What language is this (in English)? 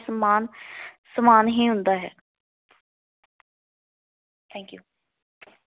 Punjabi